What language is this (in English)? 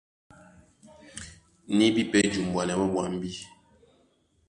Duala